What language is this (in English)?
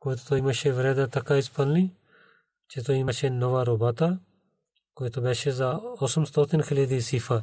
Bulgarian